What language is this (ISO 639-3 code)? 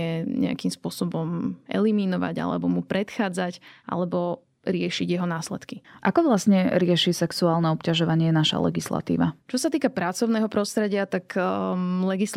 slk